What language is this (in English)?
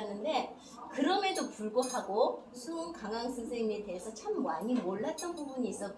Korean